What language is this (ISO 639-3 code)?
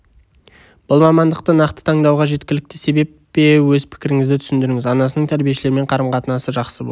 kaz